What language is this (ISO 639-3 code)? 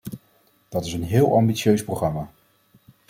nld